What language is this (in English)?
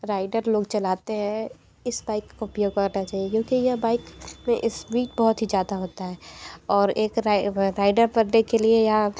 Hindi